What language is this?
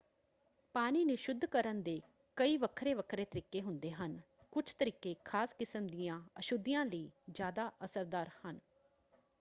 Punjabi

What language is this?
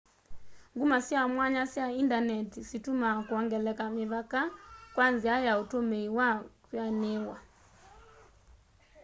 Kamba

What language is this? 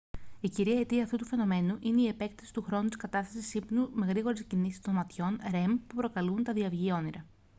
Greek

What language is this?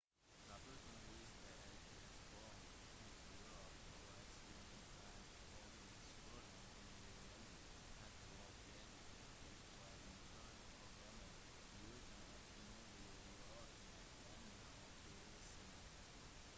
Norwegian Bokmål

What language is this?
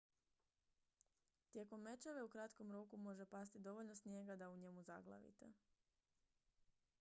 Croatian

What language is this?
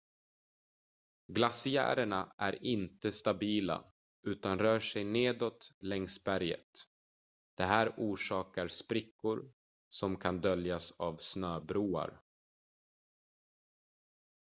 Swedish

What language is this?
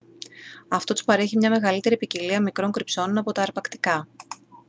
Greek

